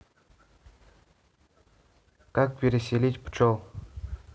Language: Russian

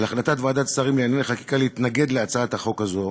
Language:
Hebrew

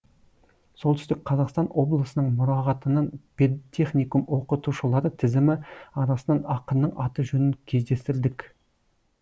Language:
Kazakh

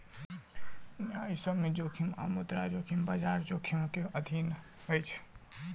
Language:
Maithili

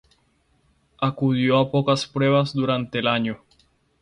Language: Spanish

